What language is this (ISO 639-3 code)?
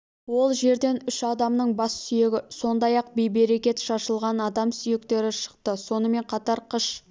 kaz